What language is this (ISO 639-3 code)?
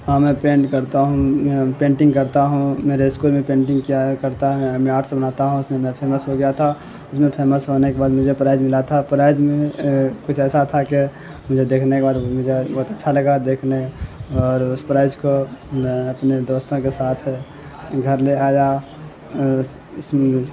urd